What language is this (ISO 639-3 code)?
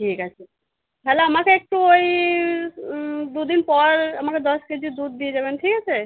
ben